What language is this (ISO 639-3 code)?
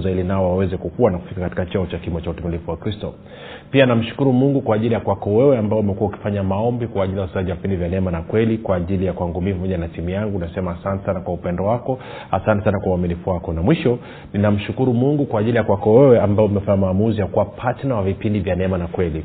swa